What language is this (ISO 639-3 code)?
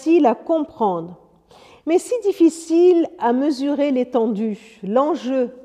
fra